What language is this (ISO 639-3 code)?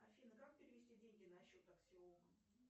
rus